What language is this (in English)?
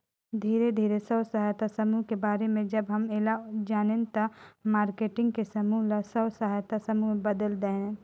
Chhattisgarhi